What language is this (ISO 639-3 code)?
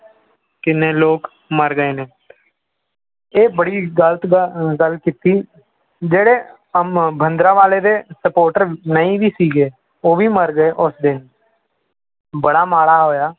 pan